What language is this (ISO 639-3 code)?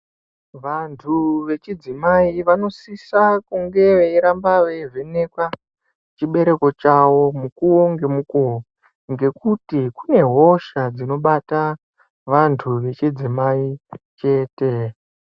ndc